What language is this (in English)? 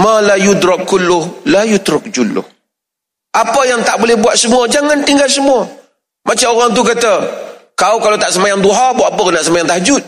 Malay